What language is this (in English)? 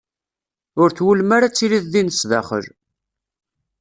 Kabyle